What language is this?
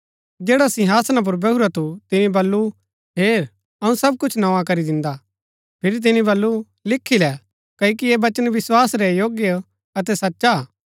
Gaddi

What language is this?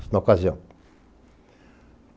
Portuguese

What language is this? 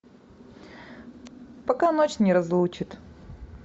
Russian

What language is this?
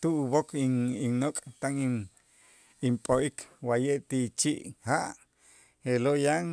Itzá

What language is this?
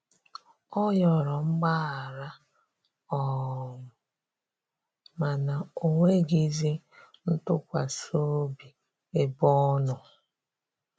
Igbo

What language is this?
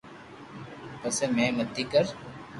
Loarki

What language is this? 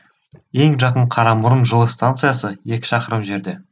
Kazakh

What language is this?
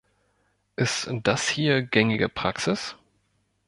German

